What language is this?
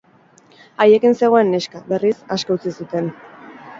Basque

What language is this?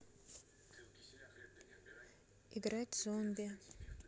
Russian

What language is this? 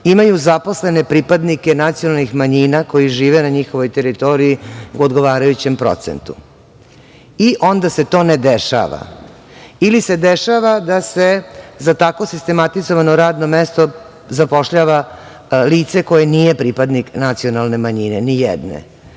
Serbian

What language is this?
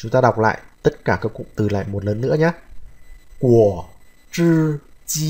Vietnamese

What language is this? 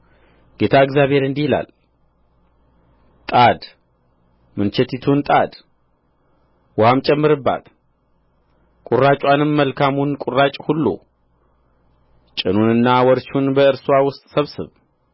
Amharic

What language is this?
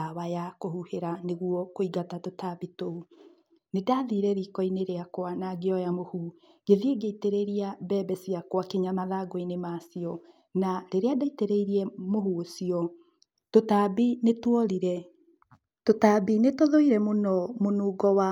Kikuyu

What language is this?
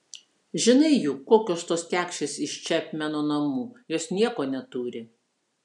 Lithuanian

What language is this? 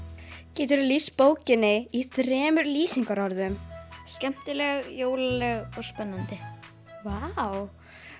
Icelandic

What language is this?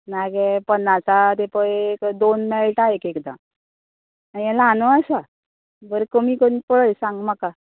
Konkani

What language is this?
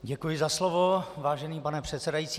Czech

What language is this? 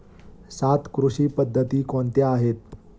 Marathi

